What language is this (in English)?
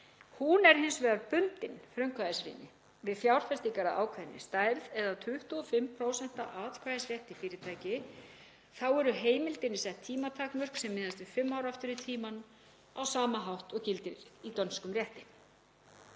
Icelandic